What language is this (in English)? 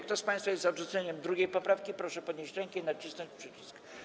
Polish